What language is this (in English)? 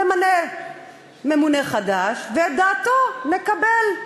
Hebrew